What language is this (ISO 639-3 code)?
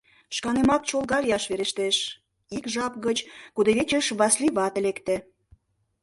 chm